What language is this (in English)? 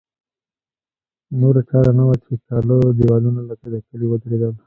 Pashto